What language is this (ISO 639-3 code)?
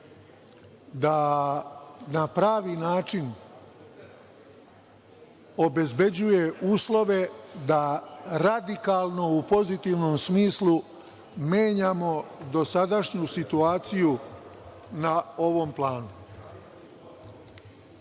srp